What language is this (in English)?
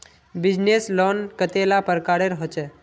Magahi